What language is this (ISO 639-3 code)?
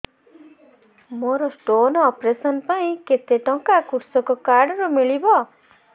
ori